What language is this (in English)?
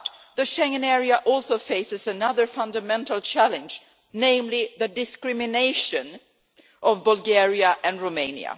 English